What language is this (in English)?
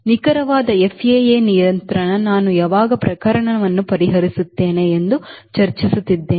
Kannada